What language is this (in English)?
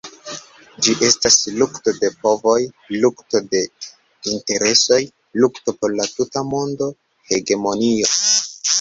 Esperanto